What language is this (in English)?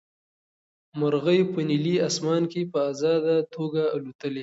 Pashto